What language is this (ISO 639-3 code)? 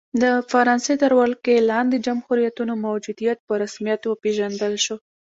pus